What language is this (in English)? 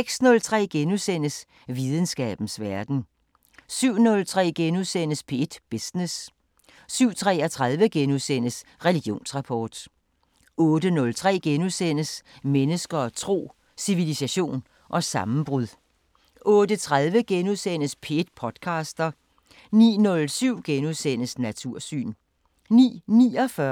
Danish